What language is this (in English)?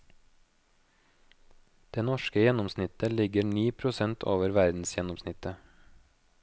Norwegian